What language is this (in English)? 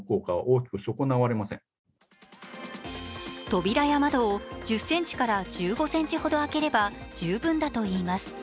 Japanese